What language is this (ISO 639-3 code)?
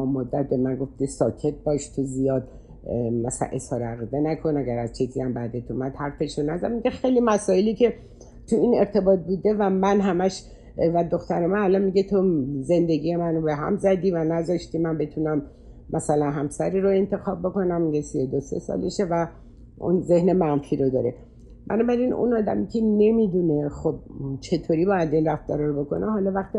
fas